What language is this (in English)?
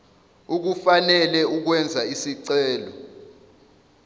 Zulu